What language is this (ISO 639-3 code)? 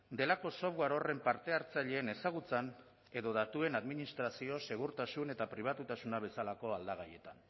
eus